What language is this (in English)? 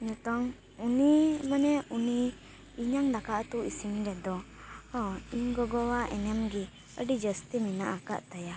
Santali